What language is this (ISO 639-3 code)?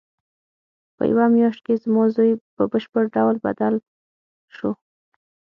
pus